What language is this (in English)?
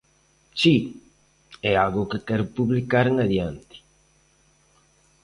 Galician